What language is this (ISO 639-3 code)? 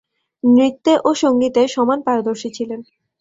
ben